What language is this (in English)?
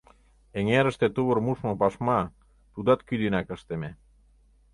Mari